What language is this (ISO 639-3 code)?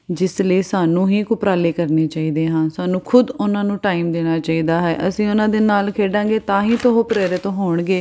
pan